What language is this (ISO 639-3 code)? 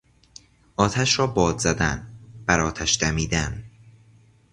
fas